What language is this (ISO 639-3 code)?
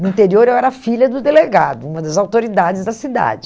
por